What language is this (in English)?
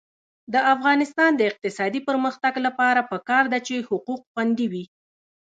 Pashto